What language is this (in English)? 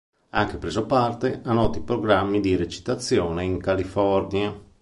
Italian